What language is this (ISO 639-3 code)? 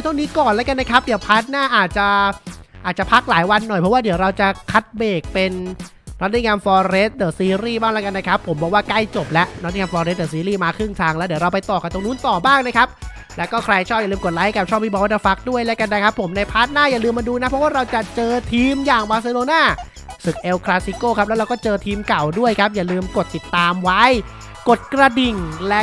tha